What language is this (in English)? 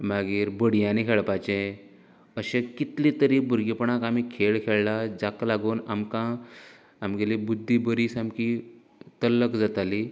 Konkani